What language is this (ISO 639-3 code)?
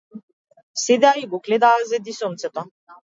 mkd